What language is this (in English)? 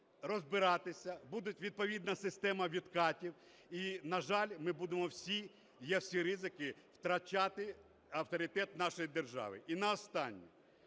Ukrainian